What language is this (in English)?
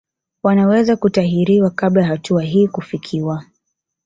Swahili